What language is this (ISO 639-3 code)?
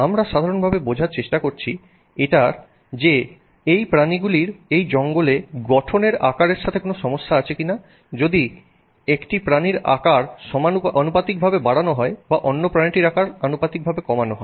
ben